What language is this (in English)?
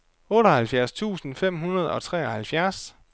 Danish